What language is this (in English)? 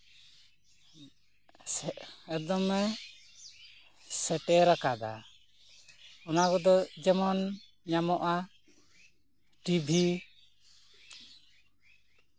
Santali